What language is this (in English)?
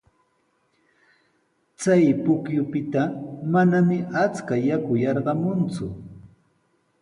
Sihuas Ancash Quechua